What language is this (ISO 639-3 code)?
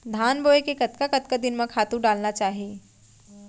hne